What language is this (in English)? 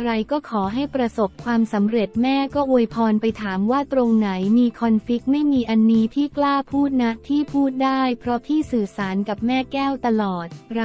Thai